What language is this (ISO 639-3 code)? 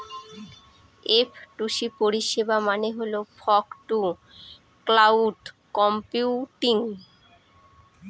ben